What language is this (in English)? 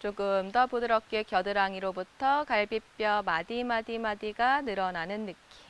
Korean